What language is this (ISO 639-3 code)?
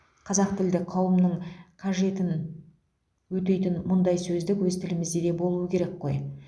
kaz